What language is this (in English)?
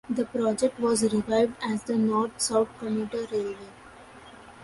English